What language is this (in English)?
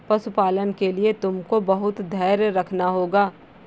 Hindi